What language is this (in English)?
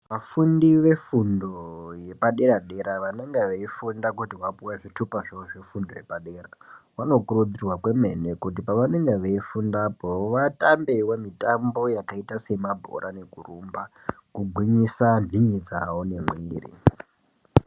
Ndau